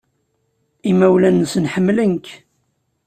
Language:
Kabyle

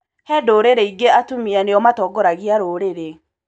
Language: Kikuyu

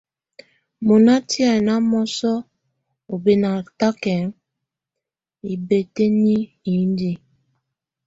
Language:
Tunen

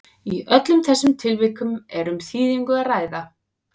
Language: Icelandic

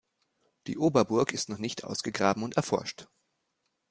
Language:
German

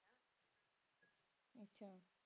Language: Punjabi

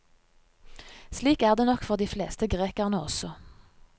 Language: Norwegian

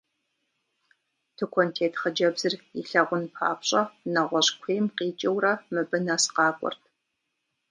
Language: Kabardian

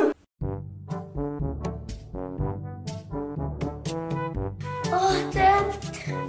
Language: Arabic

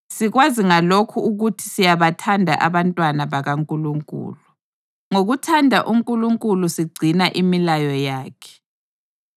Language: North Ndebele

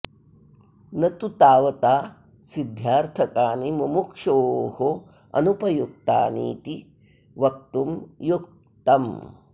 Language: Sanskrit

